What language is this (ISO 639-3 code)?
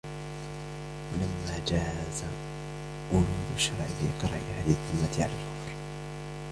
ara